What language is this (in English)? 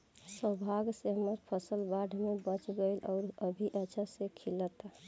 Bhojpuri